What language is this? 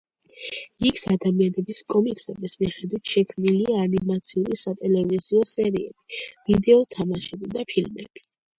Georgian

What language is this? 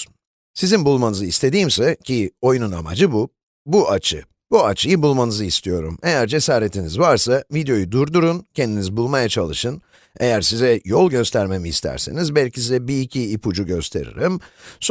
Turkish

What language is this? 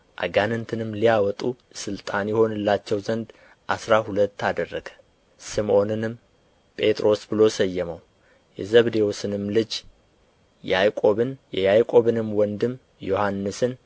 Amharic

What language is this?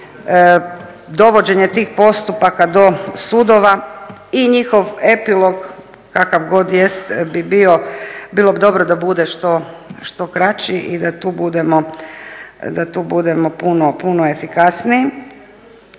Croatian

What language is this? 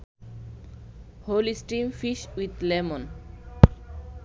Bangla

